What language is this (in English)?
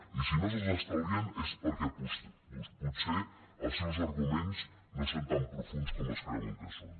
Catalan